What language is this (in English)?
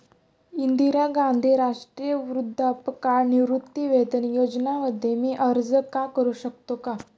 Marathi